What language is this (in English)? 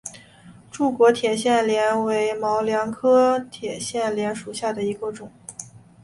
Chinese